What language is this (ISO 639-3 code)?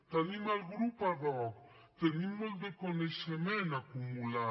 cat